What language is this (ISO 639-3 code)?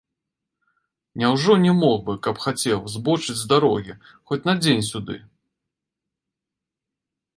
bel